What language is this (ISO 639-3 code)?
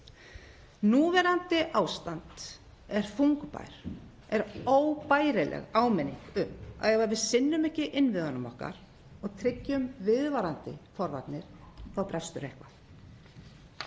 isl